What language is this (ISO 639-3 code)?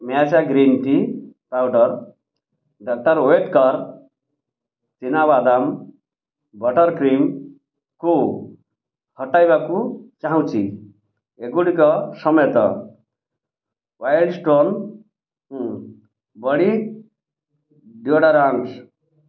ori